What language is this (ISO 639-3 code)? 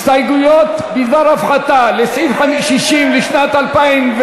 heb